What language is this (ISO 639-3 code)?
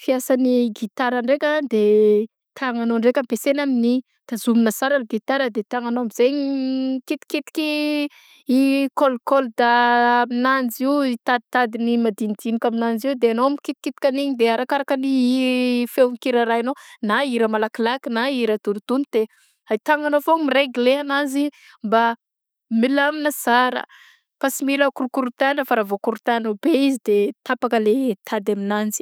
bzc